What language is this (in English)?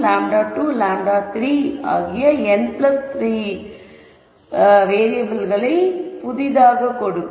Tamil